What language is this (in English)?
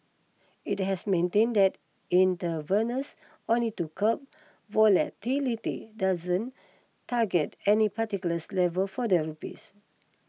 English